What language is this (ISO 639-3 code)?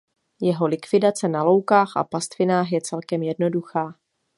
ces